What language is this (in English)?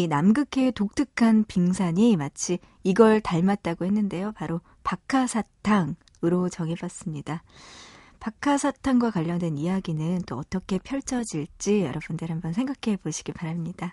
Korean